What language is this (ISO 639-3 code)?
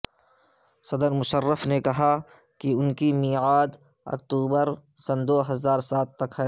urd